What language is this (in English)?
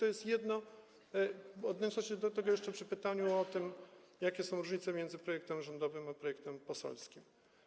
Polish